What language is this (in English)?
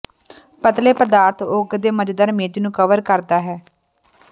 Punjabi